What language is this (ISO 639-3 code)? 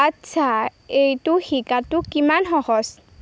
asm